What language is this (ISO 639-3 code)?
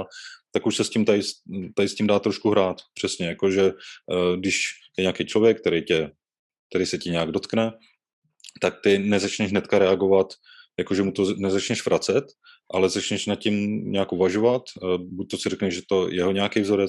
ces